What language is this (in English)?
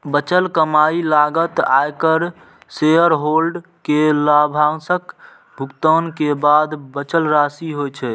Maithili